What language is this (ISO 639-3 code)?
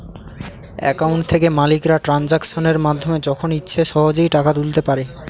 ben